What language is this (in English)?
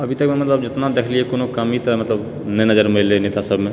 Maithili